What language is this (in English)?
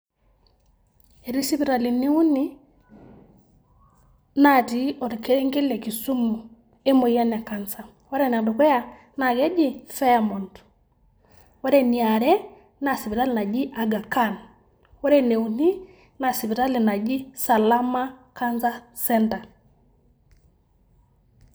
Masai